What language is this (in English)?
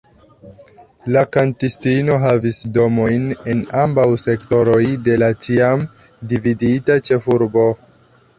Esperanto